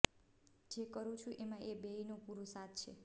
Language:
Gujarati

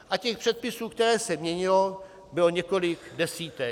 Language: Czech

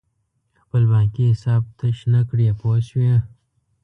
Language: Pashto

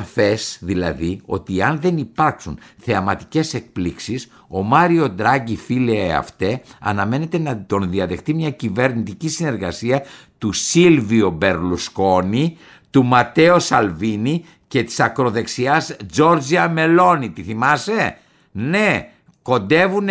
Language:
Greek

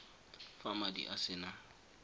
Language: Tswana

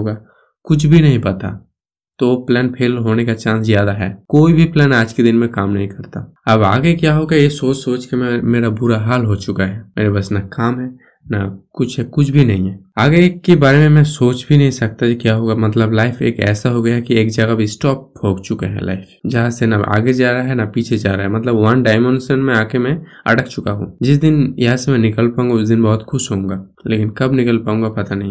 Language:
Hindi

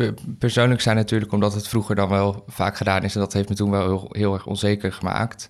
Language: Dutch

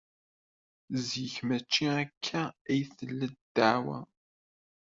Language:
Kabyle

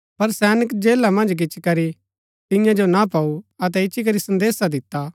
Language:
Gaddi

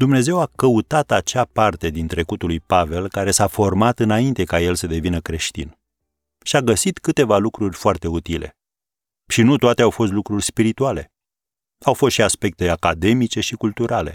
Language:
Romanian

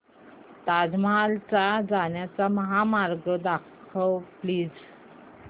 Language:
Marathi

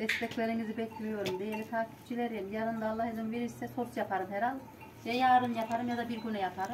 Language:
Turkish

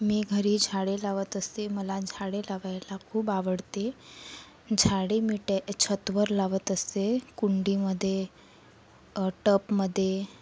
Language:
Marathi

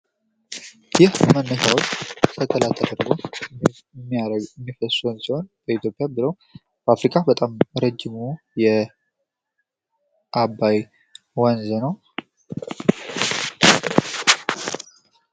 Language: Amharic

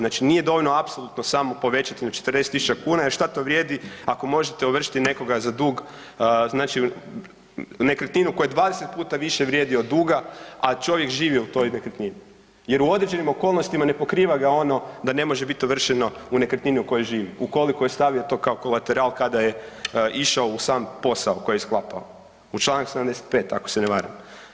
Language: Croatian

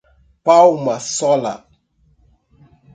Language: Portuguese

